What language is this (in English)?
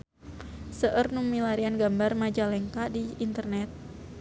Sundanese